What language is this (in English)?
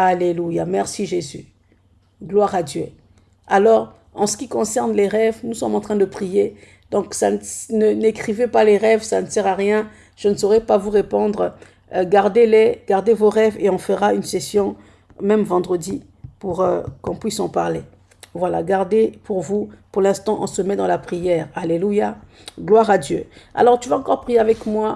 French